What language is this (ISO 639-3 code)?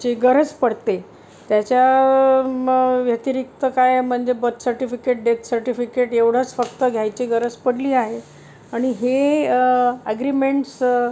mar